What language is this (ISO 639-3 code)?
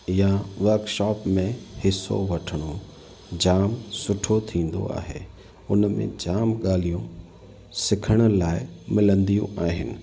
snd